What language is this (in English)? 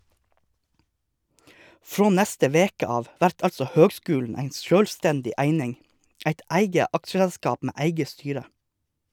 Norwegian